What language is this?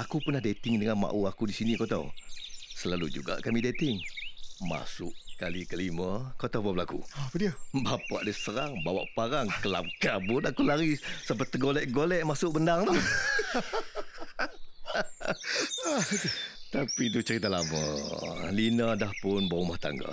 Malay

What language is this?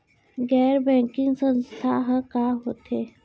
Chhattisgarhi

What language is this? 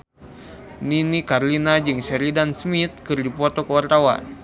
Sundanese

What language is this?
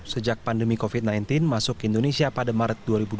Indonesian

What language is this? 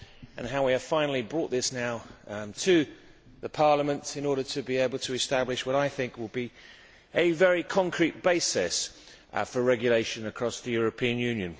English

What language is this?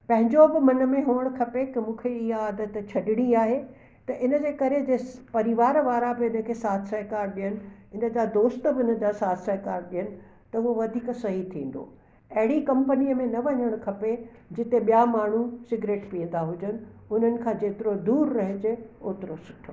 Sindhi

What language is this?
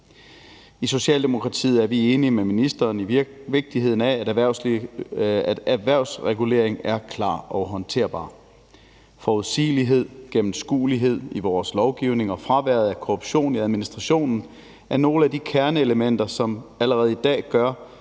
Danish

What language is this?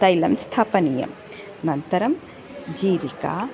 Sanskrit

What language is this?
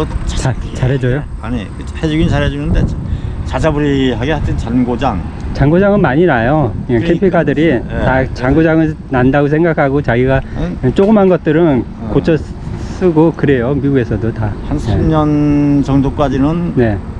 Korean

